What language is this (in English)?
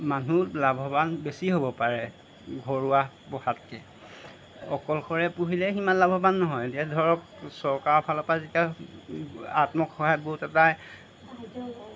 Assamese